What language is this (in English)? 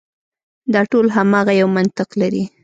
Pashto